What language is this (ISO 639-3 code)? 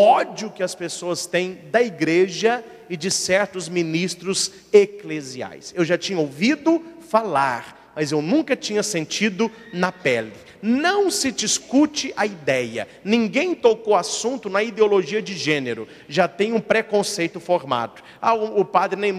por